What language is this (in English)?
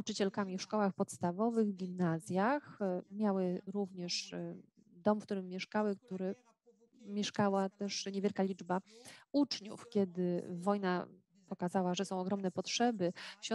Polish